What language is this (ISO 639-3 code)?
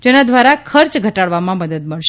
guj